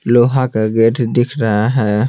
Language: Hindi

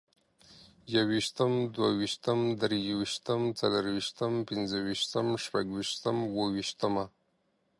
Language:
Pashto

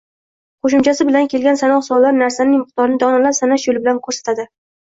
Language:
Uzbek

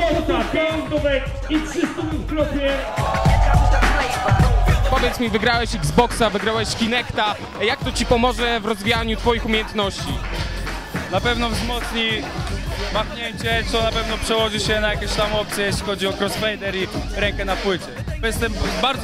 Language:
Polish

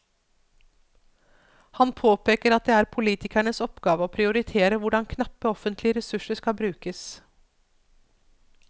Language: Norwegian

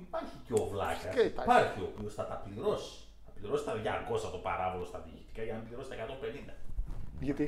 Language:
Greek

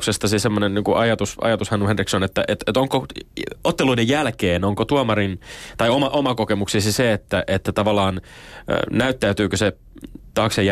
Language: Finnish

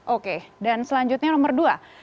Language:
Indonesian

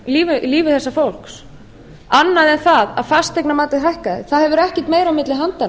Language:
Icelandic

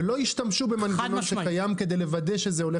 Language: Hebrew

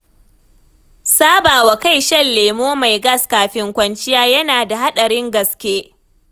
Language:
Hausa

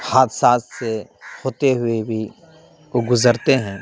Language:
Urdu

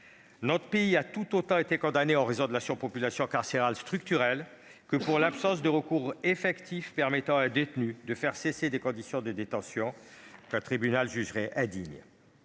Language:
French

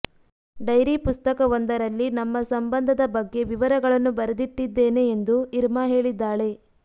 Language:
Kannada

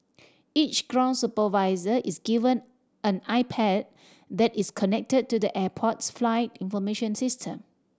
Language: English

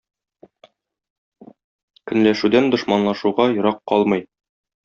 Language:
Tatar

